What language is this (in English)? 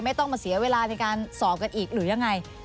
Thai